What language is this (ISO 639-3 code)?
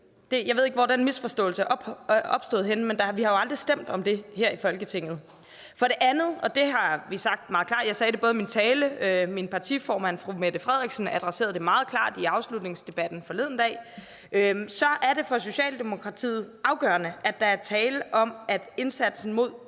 dan